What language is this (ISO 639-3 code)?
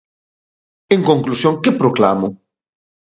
glg